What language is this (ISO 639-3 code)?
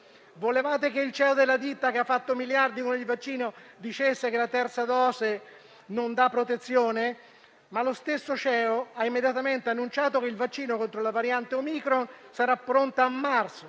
ita